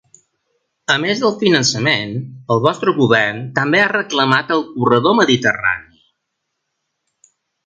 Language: Catalan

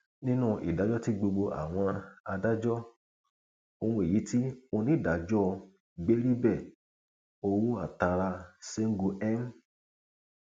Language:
Yoruba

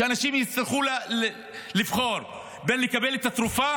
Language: Hebrew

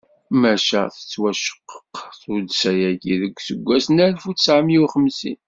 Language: Kabyle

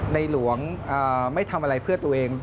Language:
Thai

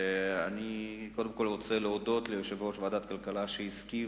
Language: Hebrew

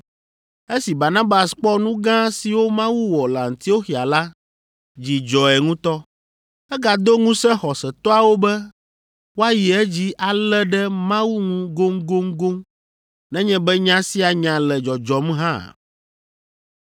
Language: Ewe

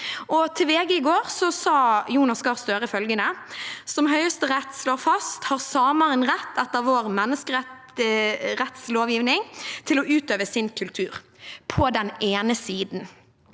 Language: Norwegian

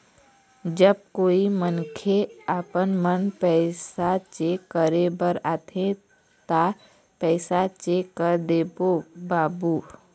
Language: Chhattisgarhi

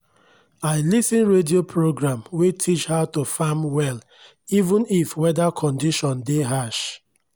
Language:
Nigerian Pidgin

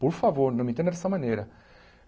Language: Portuguese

